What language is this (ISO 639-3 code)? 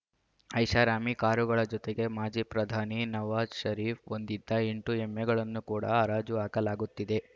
kan